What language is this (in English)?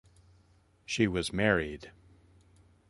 English